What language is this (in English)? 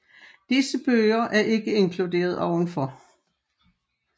Danish